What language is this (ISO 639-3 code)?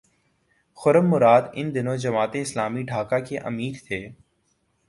urd